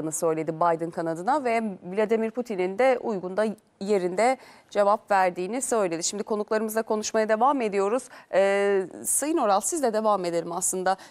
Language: Turkish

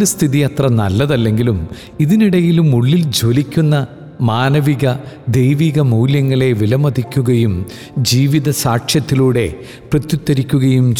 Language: Malayalam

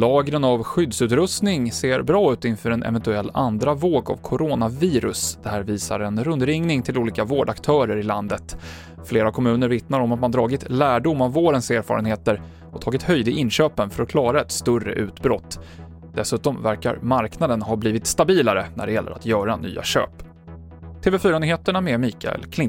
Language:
Swedish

